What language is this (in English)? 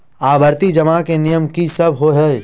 Maithili